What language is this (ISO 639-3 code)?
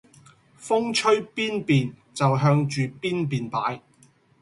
yue